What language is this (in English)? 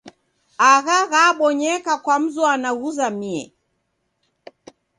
Taita